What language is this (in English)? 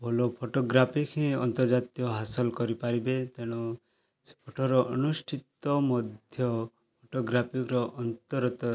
Odia